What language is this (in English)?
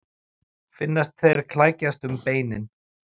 Icelandic